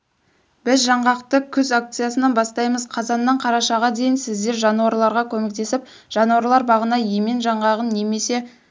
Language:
Kazakh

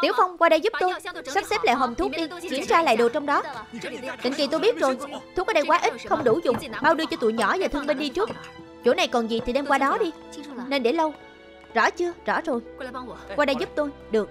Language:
Vietnamese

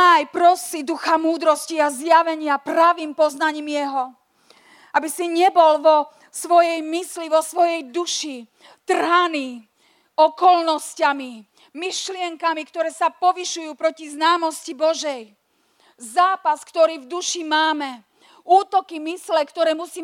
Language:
Slovak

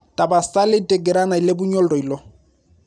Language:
Masai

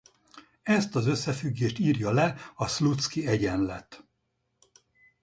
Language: Hungarian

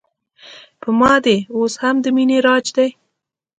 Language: Pashto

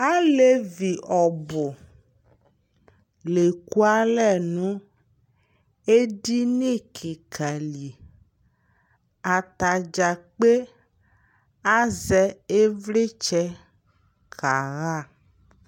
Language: Ikposo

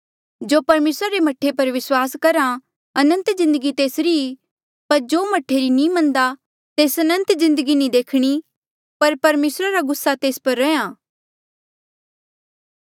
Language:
Mandeali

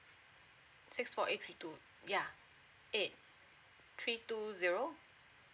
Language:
English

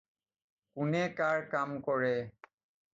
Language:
Assamese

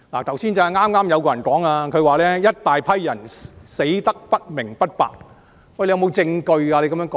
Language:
Cantonese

